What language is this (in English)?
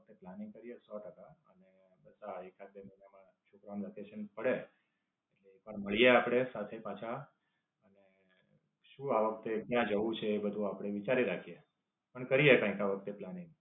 Gujarati